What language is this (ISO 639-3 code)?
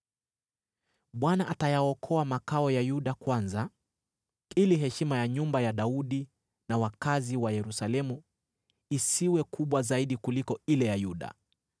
swa